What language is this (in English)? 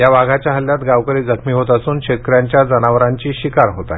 Marathi